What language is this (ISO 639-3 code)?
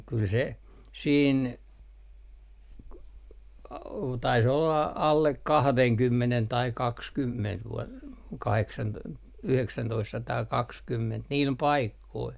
fin